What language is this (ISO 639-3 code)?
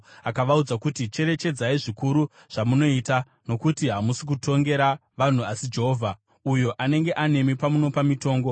sna